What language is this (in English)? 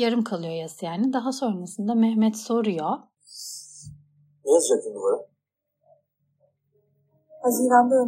Turkish